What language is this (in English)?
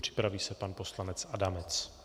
Czech